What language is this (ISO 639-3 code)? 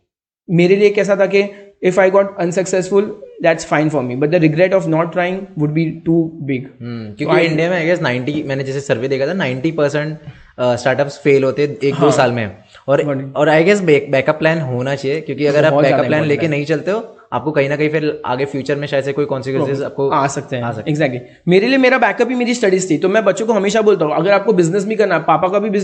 hin